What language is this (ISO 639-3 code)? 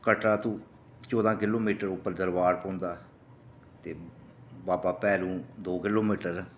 doi